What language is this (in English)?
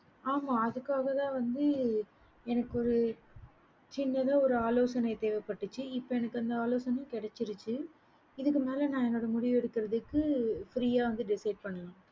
Tamil